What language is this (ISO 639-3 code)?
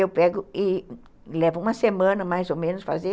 por